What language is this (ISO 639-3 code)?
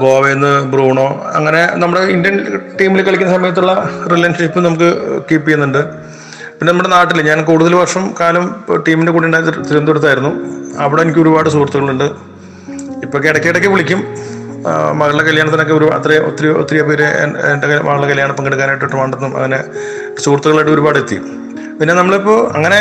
mal